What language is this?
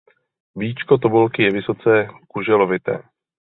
Czech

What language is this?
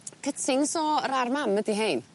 Welsh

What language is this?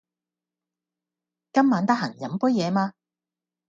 Cantonese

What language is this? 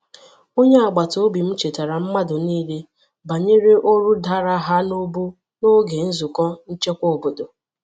Igbo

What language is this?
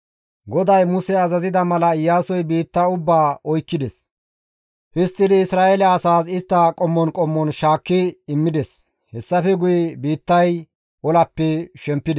Gamo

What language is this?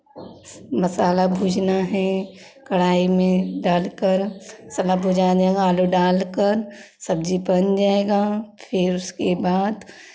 Hindi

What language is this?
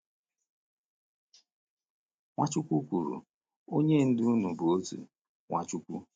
Igbo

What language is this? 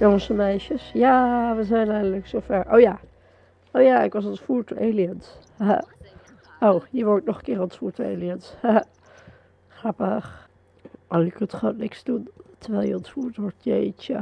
Dutch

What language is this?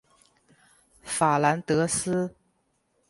Chinese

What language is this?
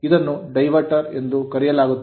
Kannada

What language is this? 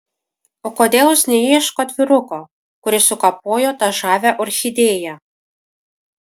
Lithuanian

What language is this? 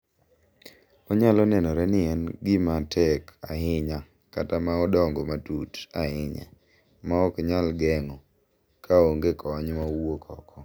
Luo (Kenya and Tanzania)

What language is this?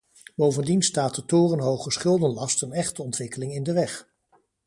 Dutch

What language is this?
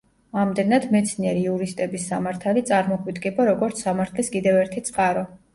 Georgian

